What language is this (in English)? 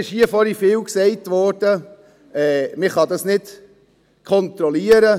Swiss German